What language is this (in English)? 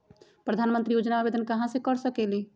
Magahi